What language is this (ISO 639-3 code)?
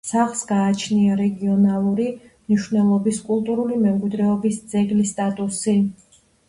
kat